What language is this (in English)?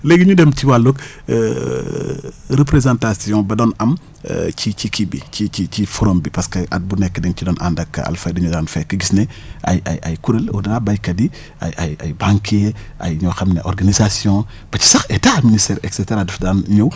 Wolof